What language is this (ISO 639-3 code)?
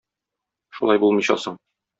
tat